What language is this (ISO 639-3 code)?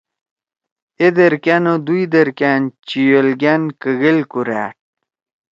trw